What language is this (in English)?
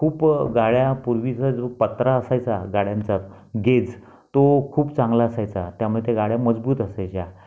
Marathi